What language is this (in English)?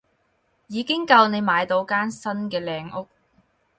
Cantonese